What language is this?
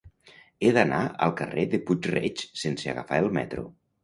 Catalan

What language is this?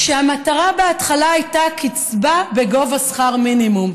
Hebrew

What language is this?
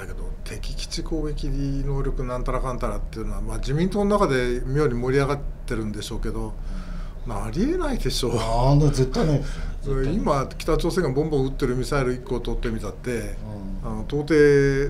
Japanese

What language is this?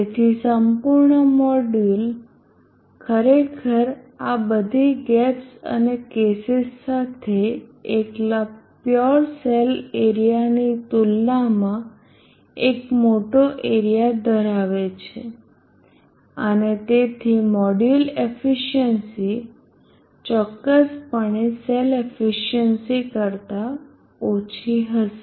Gujarati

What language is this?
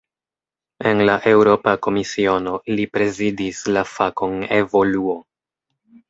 Esperanto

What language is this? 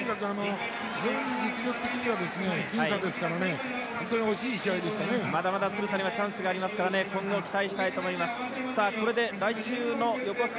Japanese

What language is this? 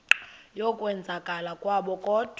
Xhosa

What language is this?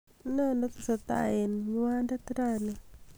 Kalenjin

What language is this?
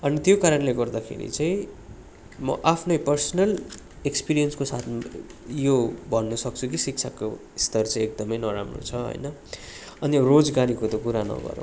Nepali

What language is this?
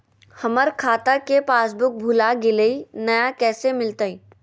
Magahi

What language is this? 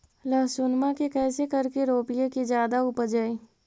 Magahi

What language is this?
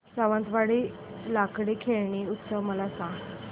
Marathi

